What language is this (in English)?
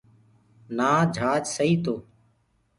Gurgula